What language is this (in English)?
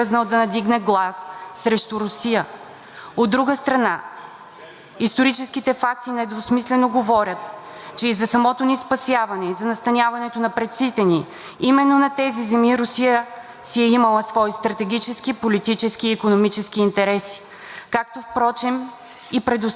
Bulgarian